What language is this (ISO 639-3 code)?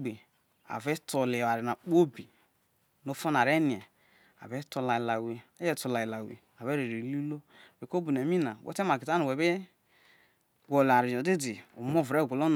iso